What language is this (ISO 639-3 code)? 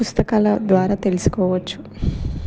tel